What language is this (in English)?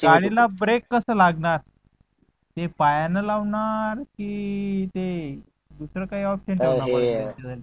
Marathi